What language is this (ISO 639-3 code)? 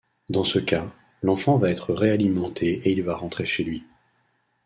fra